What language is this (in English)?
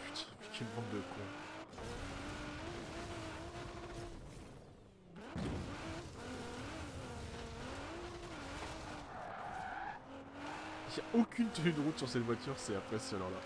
French